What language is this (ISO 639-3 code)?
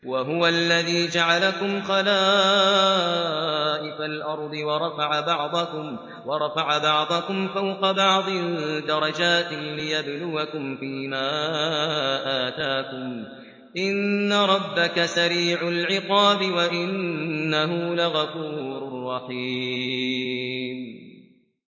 ara